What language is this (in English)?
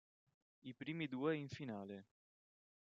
Italian